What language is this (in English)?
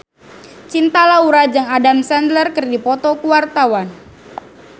Sundanese